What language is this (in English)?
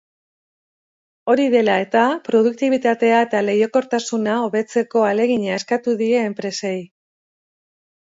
Basque